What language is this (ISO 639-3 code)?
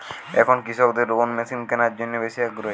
ben